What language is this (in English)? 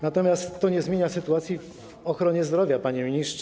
Polish